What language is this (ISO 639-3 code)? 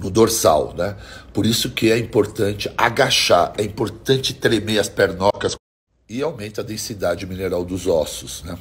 por